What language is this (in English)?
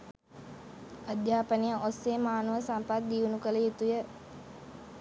Sinhala